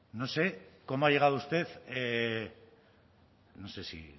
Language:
Spanish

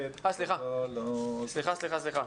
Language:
Hebrew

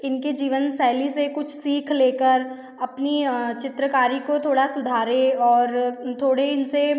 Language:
Hindi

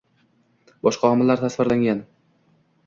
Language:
Uzbek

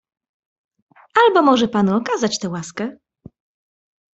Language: Polish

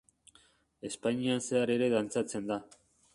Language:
Basque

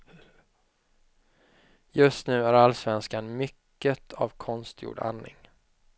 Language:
Swedish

